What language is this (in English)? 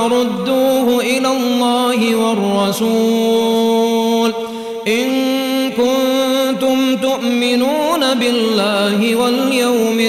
Arabic